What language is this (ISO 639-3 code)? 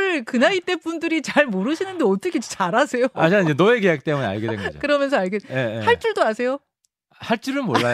kor